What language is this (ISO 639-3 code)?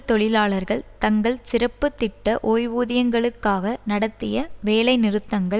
tam